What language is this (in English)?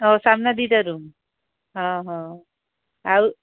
Odia